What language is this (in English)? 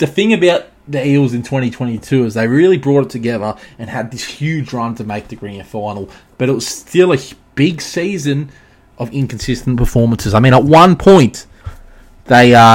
English